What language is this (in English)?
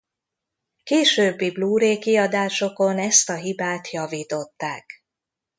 Hungarian